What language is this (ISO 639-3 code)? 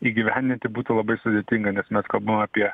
lit